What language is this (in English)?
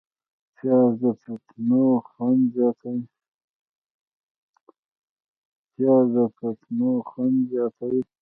Pashto